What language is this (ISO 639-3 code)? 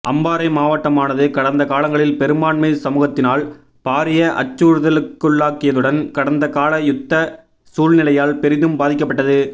tam